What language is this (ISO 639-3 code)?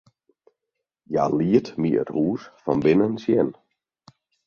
fry